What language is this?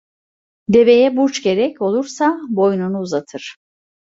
Turkish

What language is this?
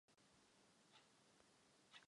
Czech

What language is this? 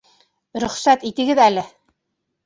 Bashkir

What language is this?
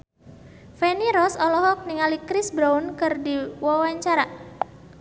Sundanese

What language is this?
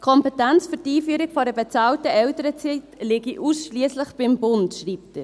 Swiss German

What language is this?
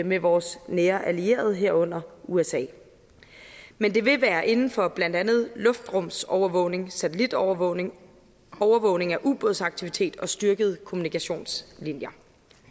Danish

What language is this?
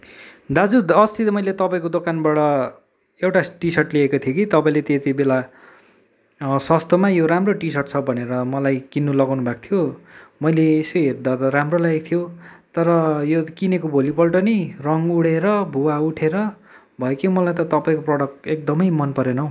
Nepali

